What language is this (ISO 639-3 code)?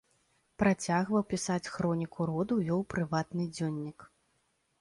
bel